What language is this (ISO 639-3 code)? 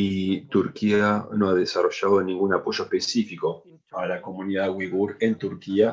spa